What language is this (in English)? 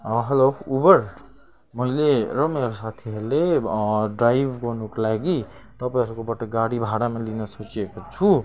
Nepali